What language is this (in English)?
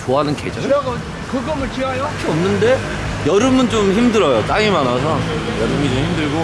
Korean